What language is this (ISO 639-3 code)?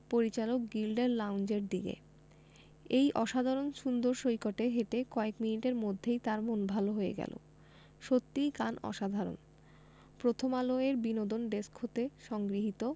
ben